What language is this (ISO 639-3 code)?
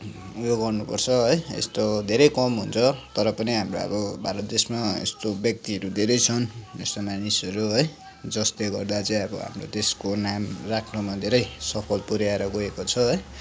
nep